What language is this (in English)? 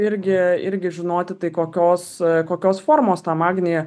Lithuanian